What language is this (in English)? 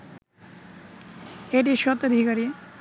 Bangla